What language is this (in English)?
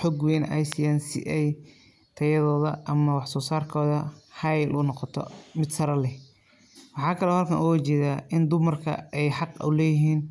Somali